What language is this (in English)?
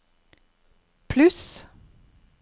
Norwegian